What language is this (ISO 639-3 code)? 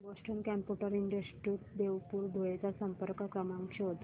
mar